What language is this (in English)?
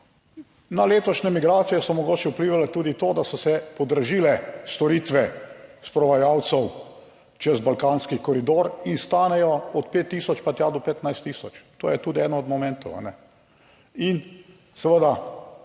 Slovenian